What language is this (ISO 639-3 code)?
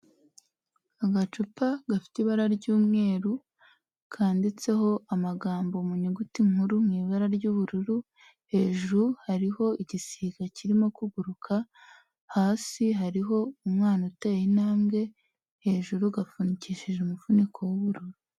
kin